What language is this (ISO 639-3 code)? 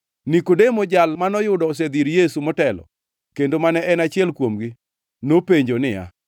luo